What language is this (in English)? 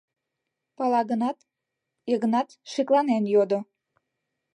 Mari